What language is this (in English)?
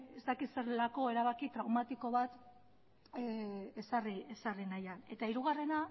Basque